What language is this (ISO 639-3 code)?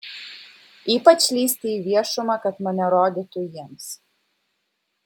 lit